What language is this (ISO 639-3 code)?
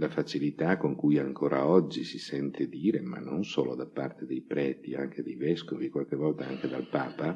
ita